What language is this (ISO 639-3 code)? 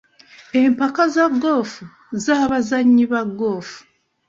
lug